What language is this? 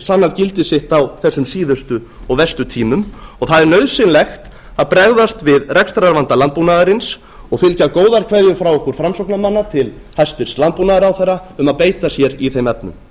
Icelandic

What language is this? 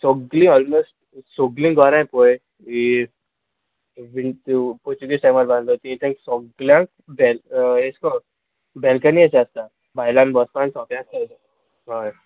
Konkani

